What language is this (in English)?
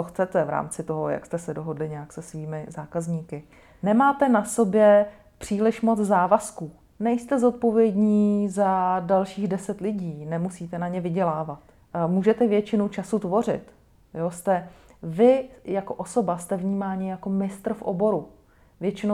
Czech